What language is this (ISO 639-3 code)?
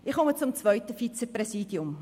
gsw